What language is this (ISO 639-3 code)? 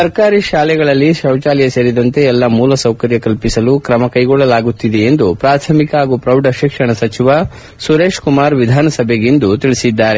kan